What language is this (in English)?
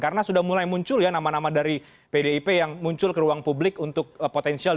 Indonesian